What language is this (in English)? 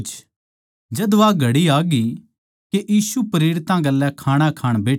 Haryanvi